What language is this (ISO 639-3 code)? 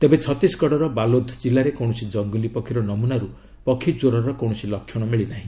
ori